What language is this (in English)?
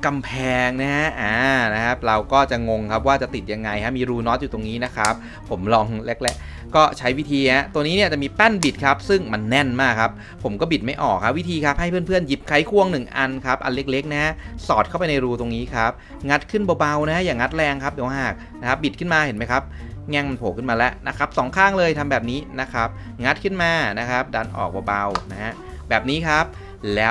Thai